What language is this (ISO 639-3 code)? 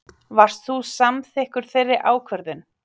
isl